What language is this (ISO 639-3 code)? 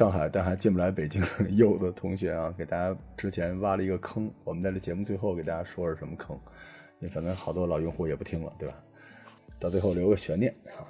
zho